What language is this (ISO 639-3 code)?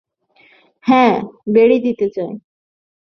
ben